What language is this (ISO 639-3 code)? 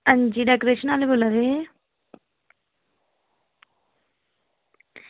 doi